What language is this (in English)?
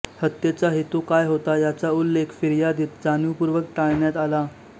Marathi